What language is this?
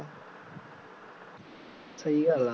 Punjabi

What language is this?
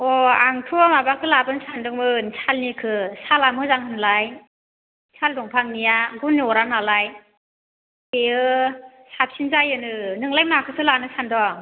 Bodo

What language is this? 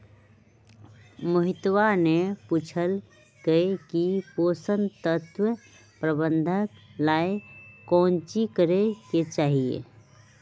Magahi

